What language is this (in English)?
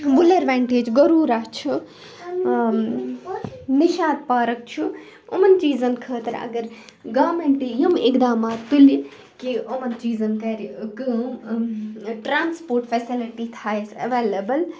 Kashmiri